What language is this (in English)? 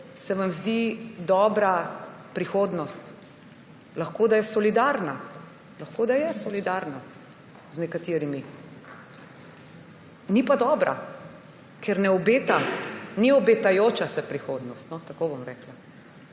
Slovenian